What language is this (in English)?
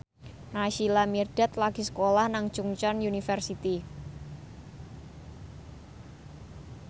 Javanese